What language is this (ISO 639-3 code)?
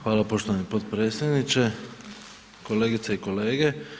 hrv